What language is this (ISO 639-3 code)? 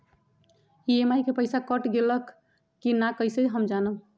mag